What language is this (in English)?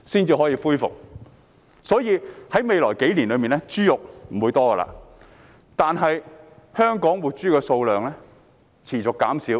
Cantonese